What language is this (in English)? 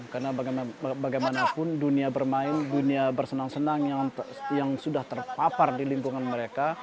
Indonesian